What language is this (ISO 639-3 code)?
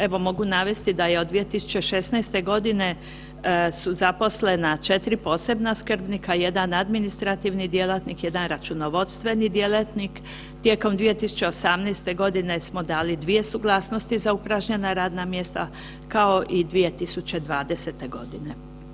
hrv